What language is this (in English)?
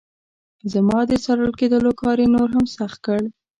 Pashto